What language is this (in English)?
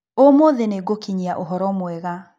Kikuyu